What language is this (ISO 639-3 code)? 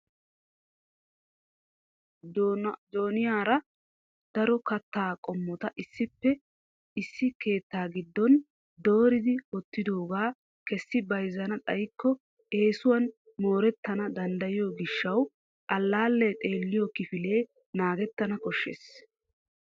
wal